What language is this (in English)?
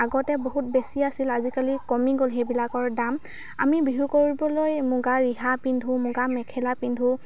Assamese